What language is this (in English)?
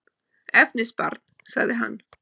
Icelandic